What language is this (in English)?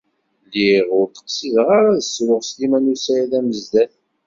Kabyle